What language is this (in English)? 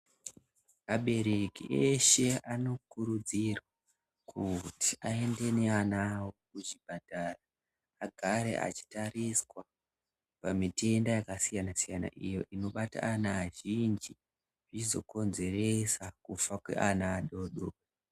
Ndau